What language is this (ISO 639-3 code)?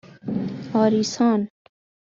fas